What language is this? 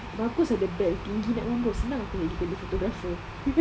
English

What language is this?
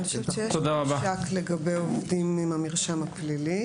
Hebrew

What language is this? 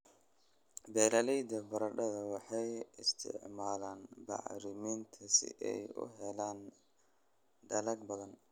Somali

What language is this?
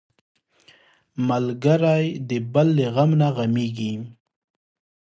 Pashto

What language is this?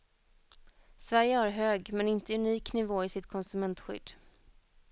Swedish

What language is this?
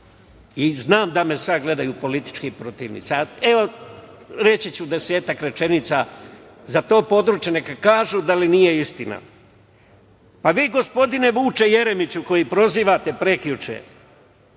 Serbian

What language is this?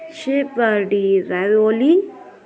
Marathi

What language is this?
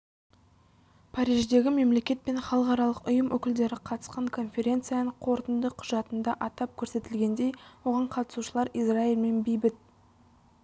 Kazakh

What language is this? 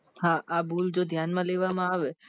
Gujarati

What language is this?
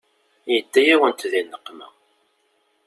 Kabyle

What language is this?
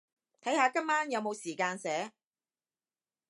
Cantonese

